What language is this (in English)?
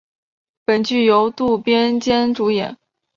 Chinese